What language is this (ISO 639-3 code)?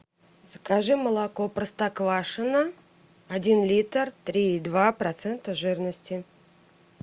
rus